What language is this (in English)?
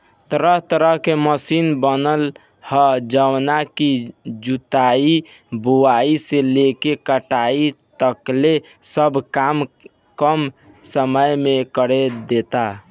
Bhojpuri